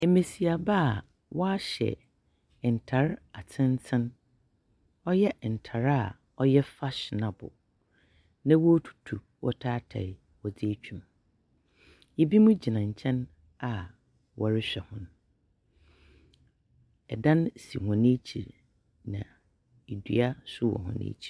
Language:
Akan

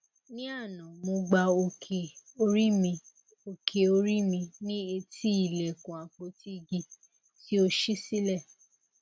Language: Yoruba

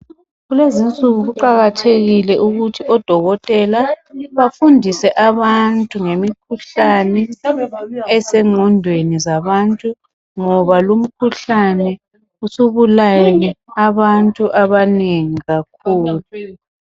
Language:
North Ndebele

